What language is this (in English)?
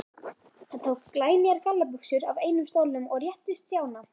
Icelandic